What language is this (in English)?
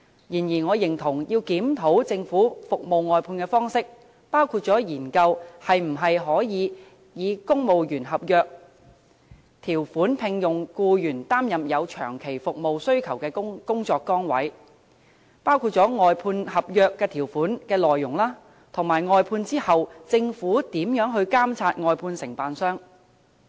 Cantonese